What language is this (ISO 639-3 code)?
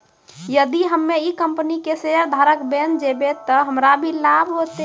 mai